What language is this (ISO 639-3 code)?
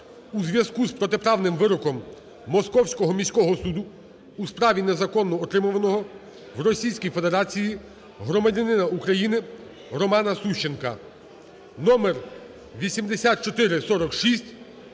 ukr